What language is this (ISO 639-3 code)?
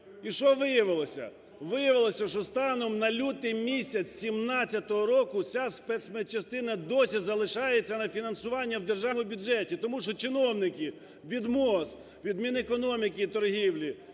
ukr